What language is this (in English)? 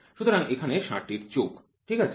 Bangla